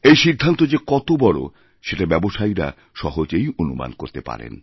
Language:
Bangla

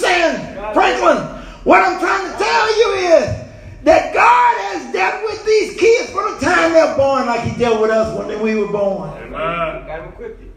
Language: English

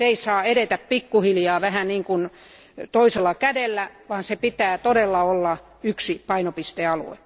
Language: Finnish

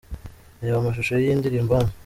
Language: Kinyarwanda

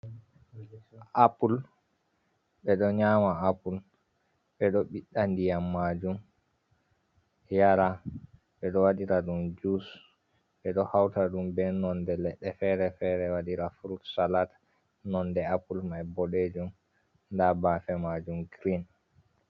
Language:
Fula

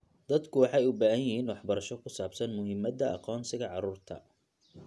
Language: Somali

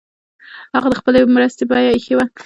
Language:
Pashto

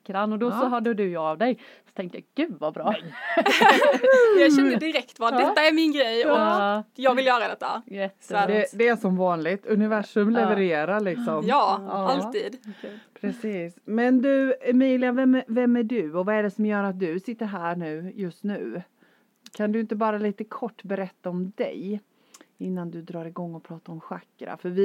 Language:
Swedish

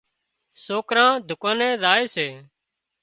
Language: Wadiyara Koli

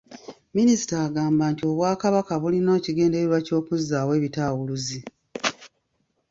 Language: Ganda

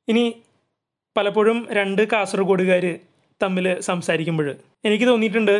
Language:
Malayalam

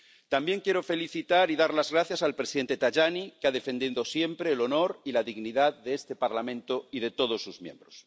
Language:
Spanish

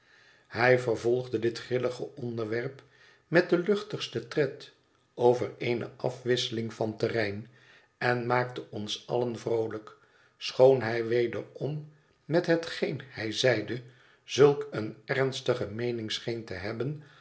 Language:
Dutch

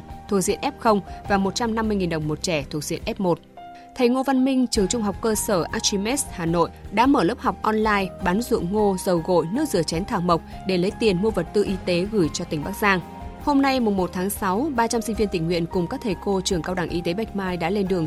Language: Vietnamese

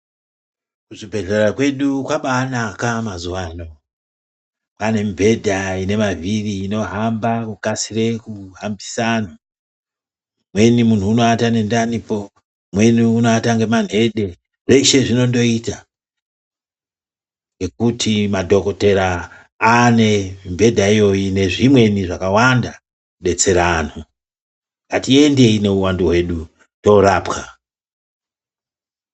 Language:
Ndau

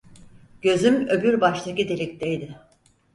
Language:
Turkish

